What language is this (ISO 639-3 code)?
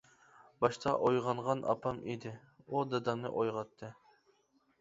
uig